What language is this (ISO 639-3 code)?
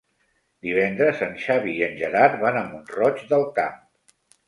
cat